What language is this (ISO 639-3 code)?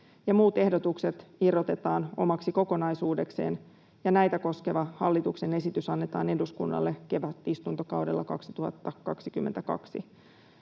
fin